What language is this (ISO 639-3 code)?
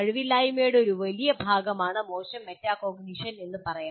mal